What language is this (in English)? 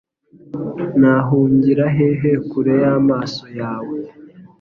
Kinyarwanda